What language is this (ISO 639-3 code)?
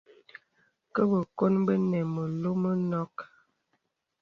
beb